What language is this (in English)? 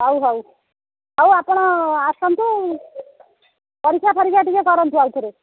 Odia